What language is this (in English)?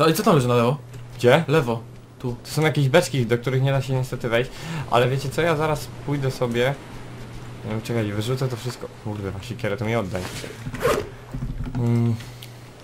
Polish